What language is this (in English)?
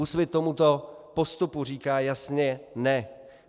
Czech